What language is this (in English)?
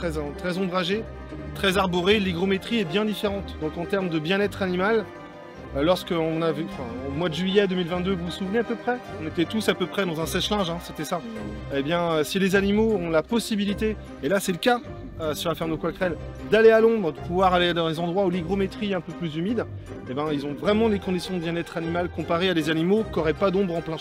French